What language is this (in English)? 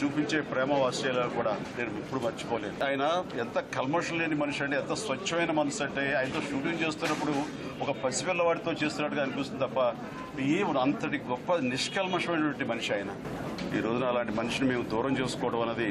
Romanian